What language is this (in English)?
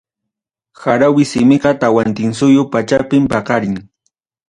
Ayacucho Quechua